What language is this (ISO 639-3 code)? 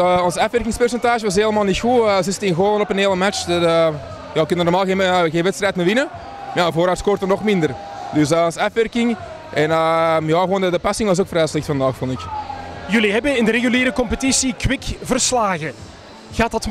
nld